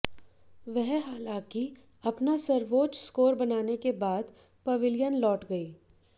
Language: Hindi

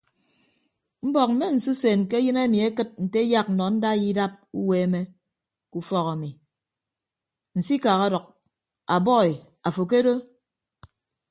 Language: Ibibio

